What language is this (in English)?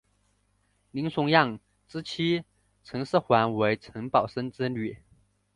Chinese